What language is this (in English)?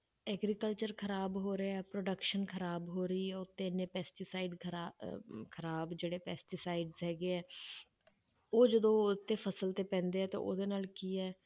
Punjabi